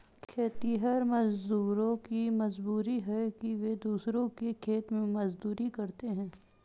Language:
Hindi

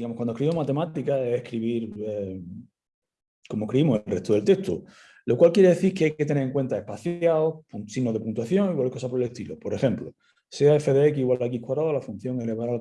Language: Spanish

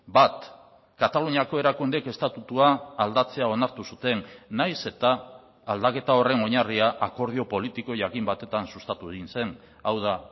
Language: Basque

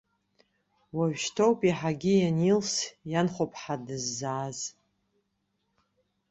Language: Abkhazian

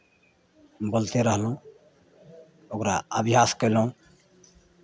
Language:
Maithili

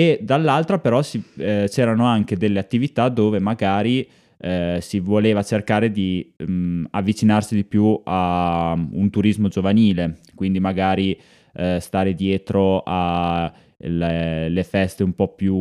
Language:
Italian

